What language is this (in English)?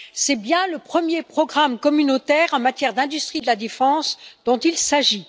French